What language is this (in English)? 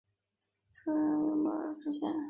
Chinese